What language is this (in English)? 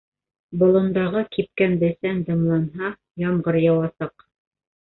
Bashkir